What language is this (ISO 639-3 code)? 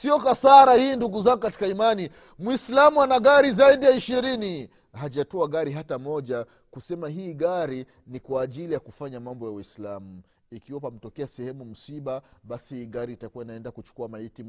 swa